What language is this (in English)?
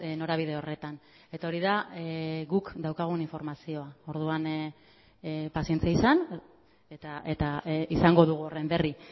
Basque